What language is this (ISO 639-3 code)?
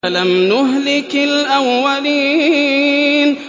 ara